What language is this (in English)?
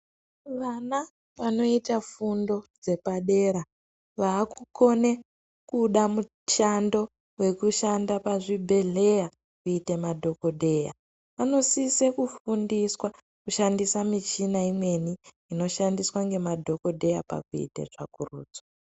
Ndau